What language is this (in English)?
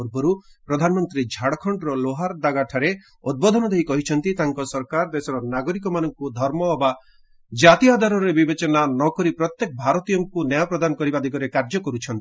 Odia